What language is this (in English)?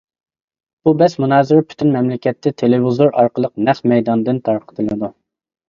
Uyghur